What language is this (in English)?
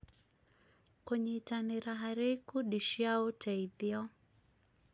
Kikuyu